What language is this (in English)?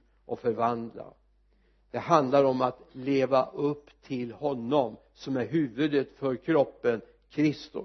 Swedish